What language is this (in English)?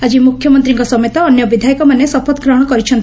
Odia